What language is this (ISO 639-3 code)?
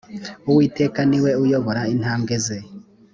kin